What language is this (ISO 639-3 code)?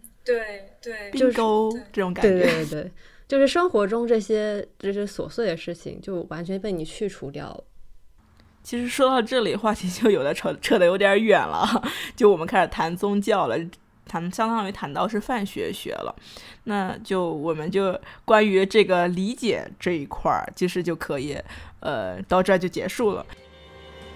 zho